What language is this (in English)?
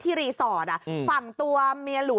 Thai